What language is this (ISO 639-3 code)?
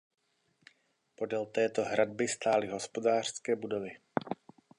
ces